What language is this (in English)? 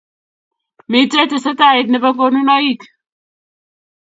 Kalenjin